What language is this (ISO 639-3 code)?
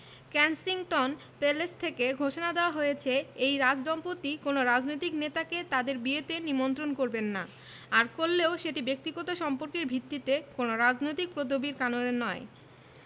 ben